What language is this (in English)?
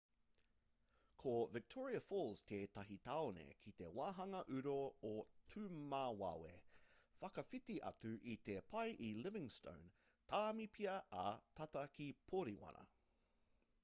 Māori